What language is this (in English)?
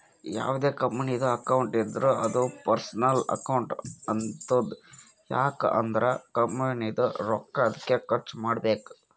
Kannada